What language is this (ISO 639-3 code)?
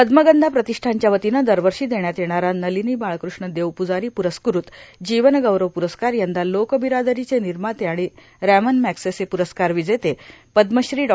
mar